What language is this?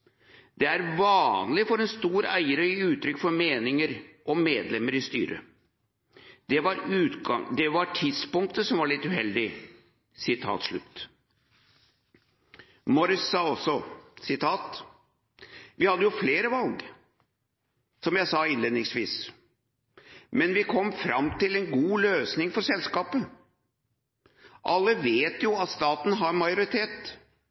Norwegian Bokmål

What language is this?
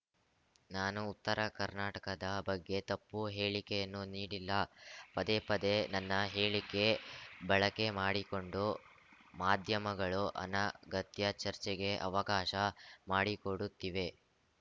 Kannada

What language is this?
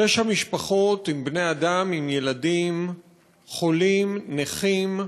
Hebrew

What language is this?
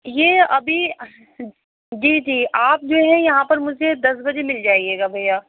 Urdu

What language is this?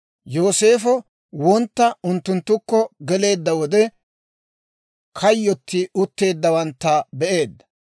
Dawro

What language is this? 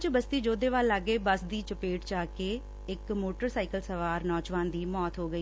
Punjabi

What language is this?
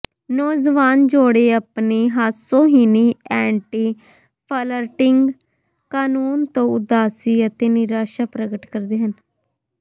Punjabi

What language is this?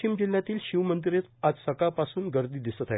Marathi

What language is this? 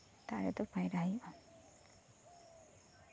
Santali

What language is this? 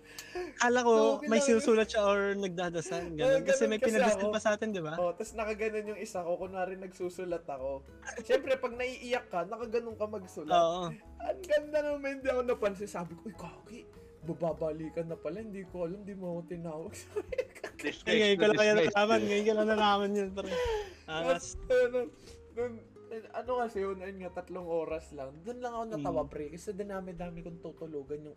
Filipino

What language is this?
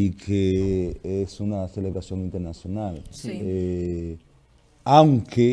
Spanish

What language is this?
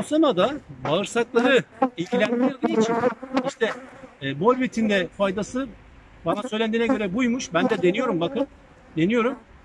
Turkish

